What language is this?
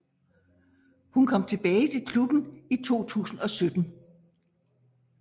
Danish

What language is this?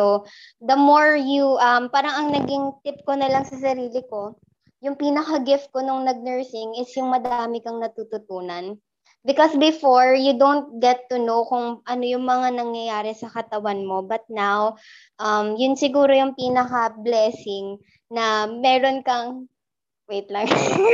Filipino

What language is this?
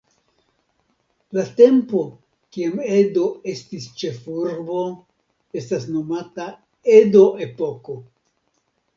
Esperanto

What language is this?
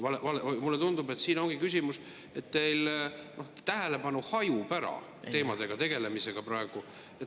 Estonian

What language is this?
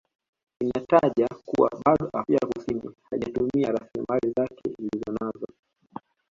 Swahili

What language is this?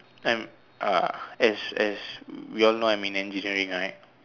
English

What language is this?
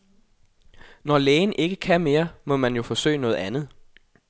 Danish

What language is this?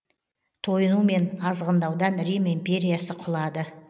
Kazakh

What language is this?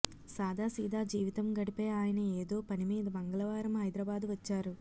Telugu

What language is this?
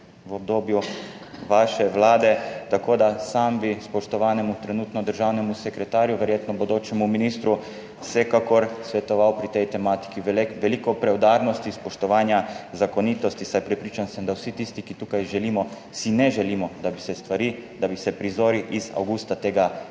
Slovenian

